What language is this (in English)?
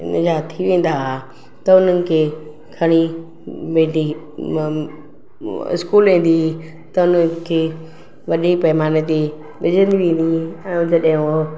Sindhi